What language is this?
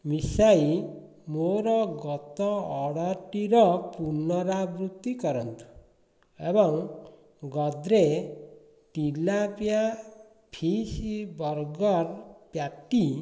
Odia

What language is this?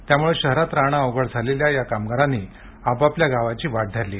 Marathi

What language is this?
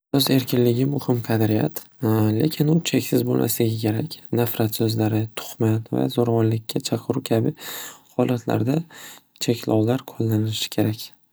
Uzbek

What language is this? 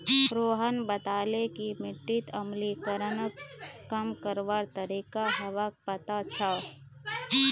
Magahi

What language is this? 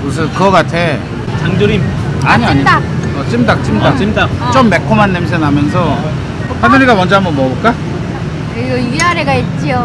Korean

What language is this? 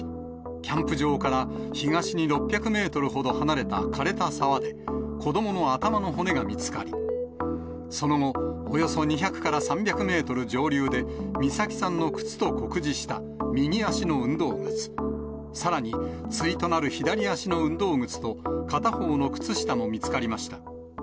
Japanese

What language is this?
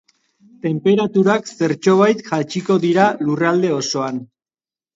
Basque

